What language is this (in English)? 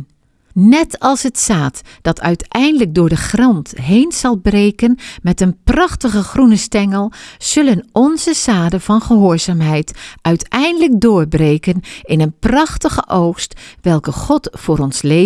Dutch